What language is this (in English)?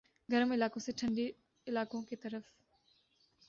Urdu